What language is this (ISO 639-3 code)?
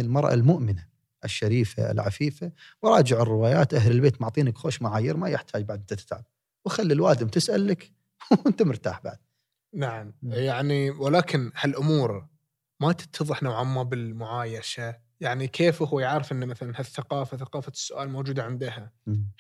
ara